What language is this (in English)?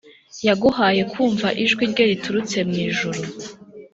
Kinyarwanda